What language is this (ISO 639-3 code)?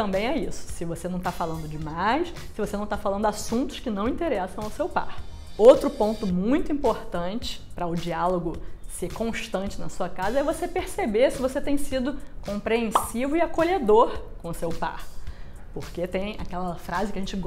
por